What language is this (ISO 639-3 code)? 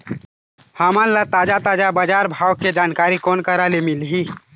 hne